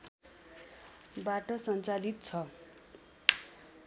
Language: Nepali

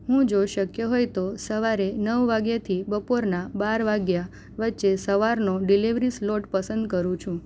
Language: Gujarati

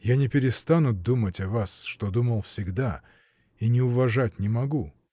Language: Russian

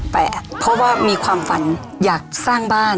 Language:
Thai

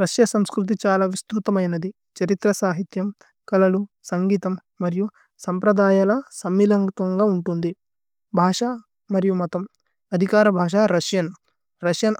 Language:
Tulu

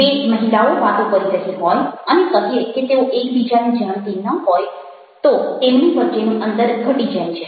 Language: Gujarati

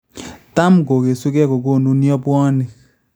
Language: Kalenjin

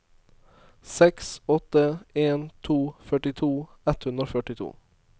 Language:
Norwegian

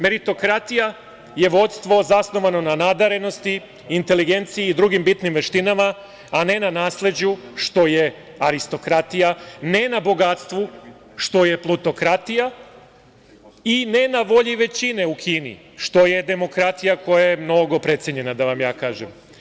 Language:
Serbian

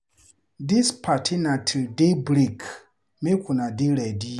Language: Nigerian Pidgin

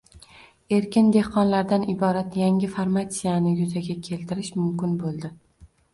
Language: Uzbek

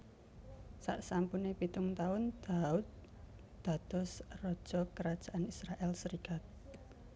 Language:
Javanese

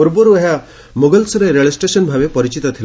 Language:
Odia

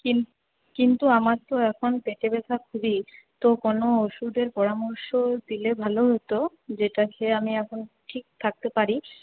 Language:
Bangla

